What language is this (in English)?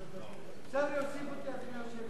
Hebrew